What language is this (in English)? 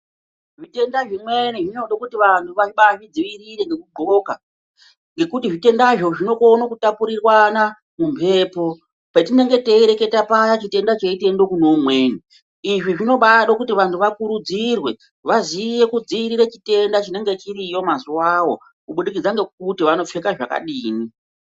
Ndau